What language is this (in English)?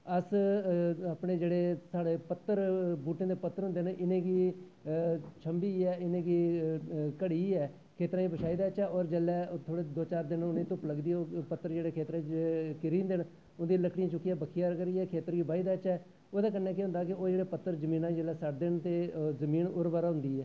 Dogri